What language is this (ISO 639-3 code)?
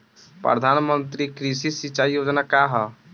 bho